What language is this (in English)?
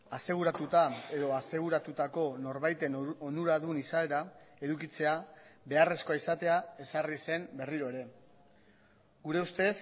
Basque